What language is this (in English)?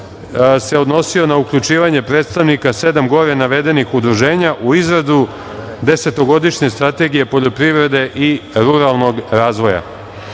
Serbian